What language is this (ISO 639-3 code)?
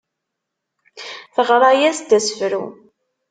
kab